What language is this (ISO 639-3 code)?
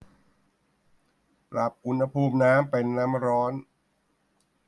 tha